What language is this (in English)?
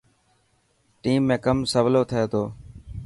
Dhatki